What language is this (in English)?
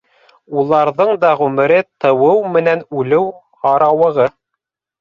Bashkir